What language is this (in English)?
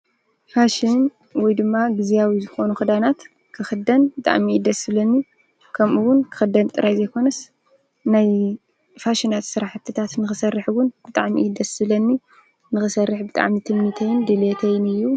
Tigrinya